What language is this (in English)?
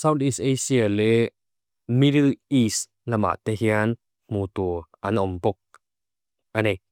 Mizo